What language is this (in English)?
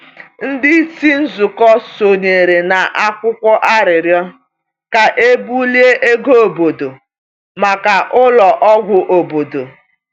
Igbo